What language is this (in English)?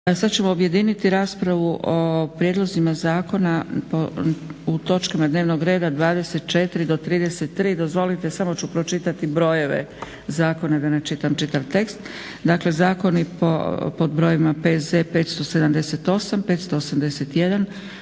Croatian